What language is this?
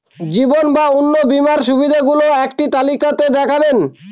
Bangla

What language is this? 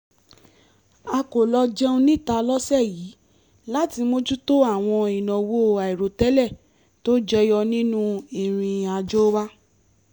Yoruba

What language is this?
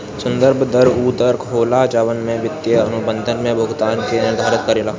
Bhojpuri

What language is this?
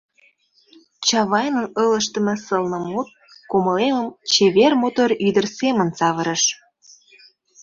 Mari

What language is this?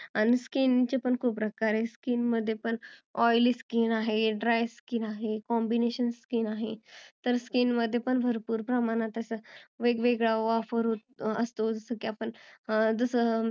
Marathi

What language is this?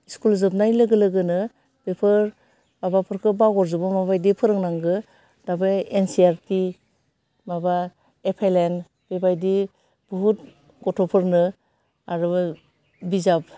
Bodo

